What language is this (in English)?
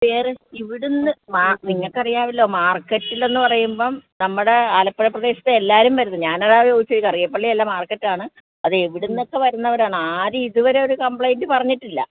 Malayalam